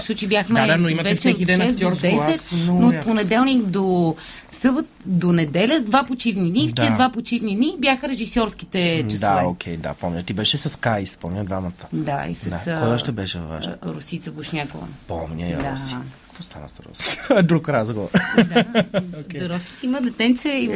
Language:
Bulgarian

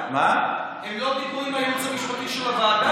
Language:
Hebrew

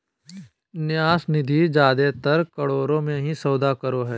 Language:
Magahi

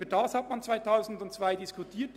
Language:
Swiss German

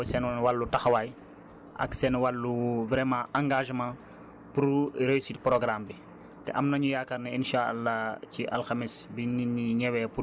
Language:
Wolof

